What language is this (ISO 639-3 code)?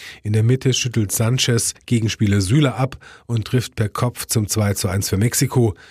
deu